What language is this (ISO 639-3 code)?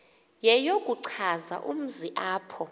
xho